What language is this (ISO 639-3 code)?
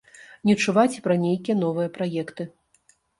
bel